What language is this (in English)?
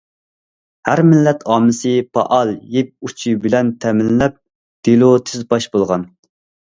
Uyghur